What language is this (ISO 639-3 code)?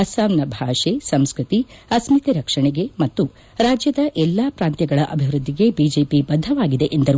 kan